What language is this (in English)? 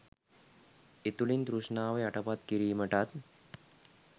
Sinhala